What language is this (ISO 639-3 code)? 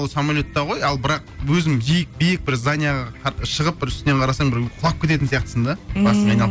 kaz